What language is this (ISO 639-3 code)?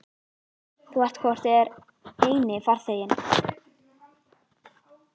isl